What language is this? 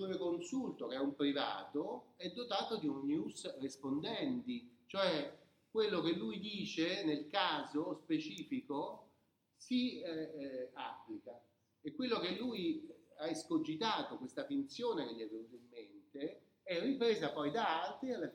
Italian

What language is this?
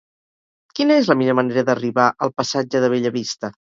Catalan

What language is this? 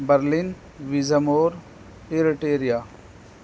Urdu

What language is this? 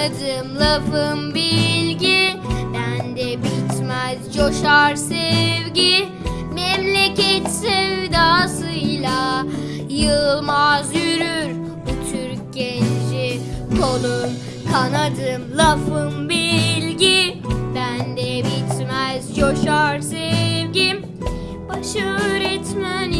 Turkish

